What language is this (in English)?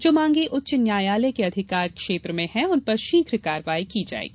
Hindi